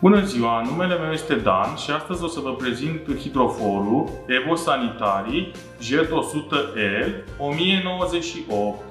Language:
Romanian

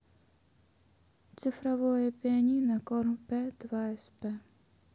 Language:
Russian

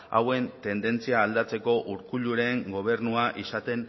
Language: Basque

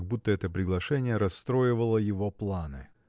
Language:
Russian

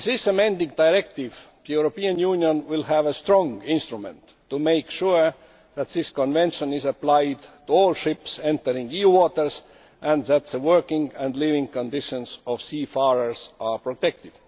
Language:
English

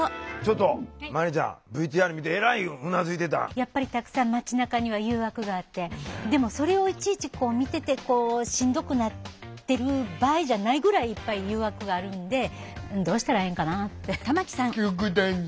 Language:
Japanese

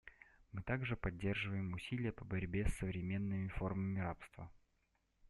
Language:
Russian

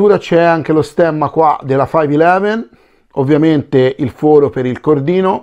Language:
Italian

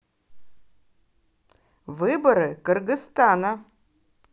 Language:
Russian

